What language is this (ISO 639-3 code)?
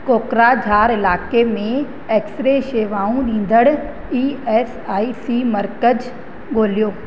snd